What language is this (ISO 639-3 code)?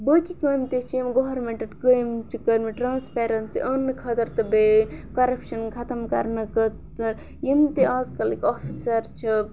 kas